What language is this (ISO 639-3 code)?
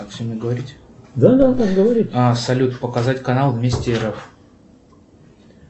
rus